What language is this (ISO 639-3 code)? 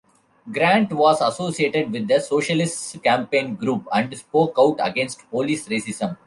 eng